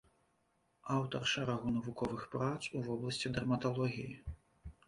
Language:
Belarusian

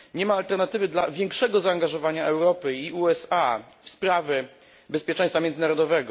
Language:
Polish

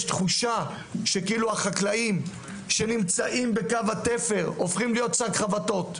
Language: Hebrew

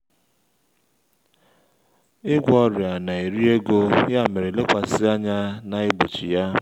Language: Igbo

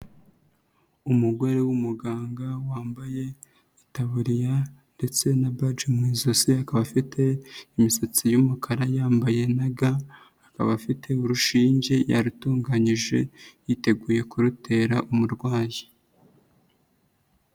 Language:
Kinyarwanda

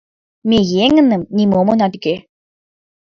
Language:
Mari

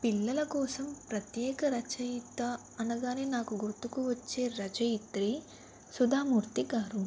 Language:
Telugu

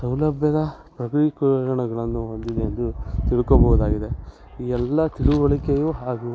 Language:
Kannada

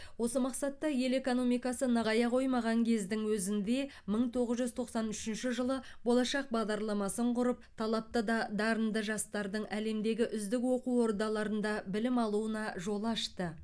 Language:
Kazakh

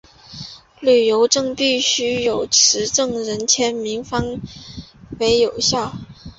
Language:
Chinese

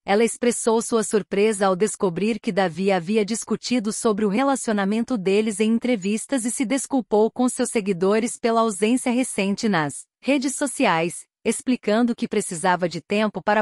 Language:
Portuguese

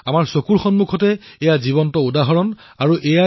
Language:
Assamese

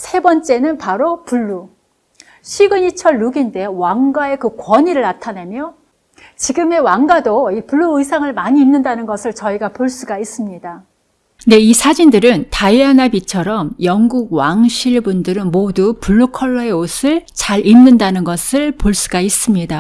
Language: Korean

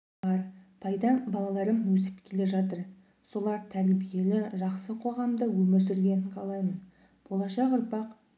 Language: Kazakh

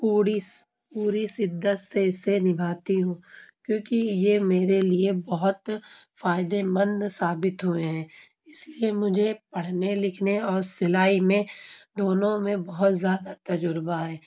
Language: Urdu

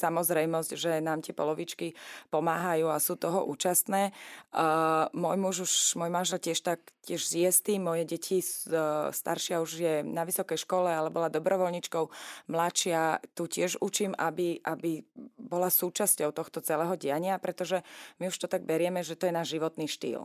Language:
Slovak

